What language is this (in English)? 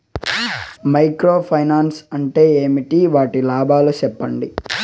Telugu